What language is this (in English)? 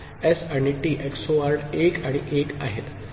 Marathi